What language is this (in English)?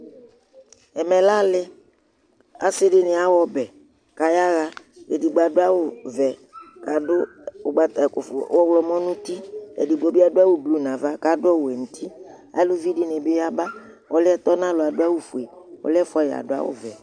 Ikposo